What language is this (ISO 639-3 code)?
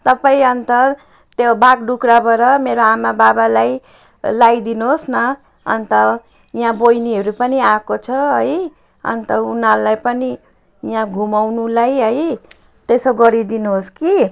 nep